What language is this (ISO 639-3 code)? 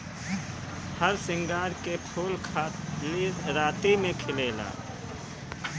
bho